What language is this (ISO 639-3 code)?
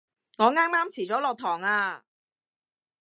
yue